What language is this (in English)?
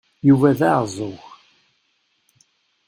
Kabyle